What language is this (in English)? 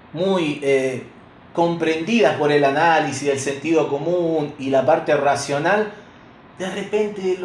Spanish